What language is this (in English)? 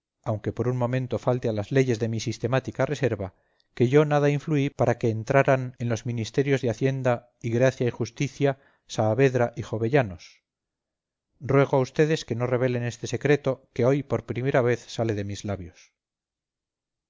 Spanish